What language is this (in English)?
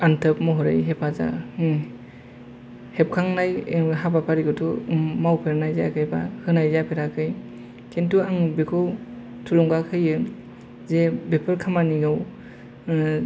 Bodo